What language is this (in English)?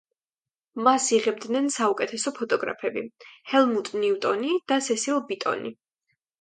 Georgian